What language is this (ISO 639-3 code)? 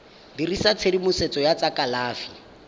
tsn